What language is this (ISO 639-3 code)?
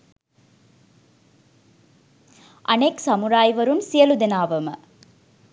sin